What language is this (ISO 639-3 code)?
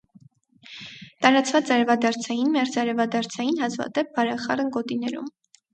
hye